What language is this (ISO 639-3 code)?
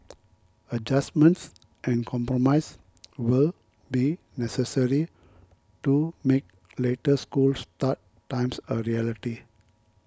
eng